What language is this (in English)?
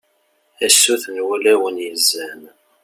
Kabyle